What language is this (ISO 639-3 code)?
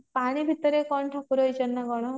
ori